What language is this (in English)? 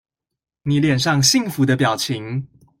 Chinese